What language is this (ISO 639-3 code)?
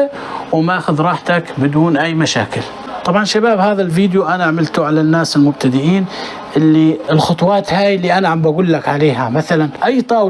ara